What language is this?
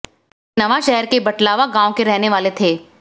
Hindi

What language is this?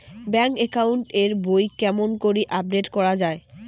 Bangla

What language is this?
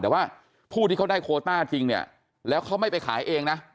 Thai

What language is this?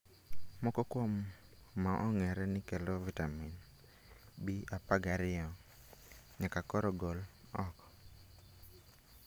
Luo (Kenya and Tanzania)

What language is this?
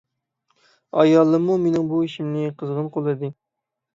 Uyghur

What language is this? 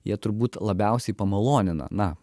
Lithuanian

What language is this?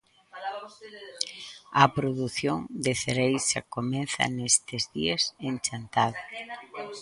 Galician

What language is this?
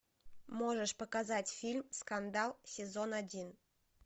Russian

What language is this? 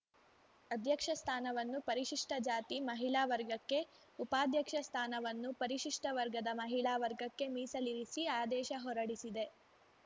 Kannada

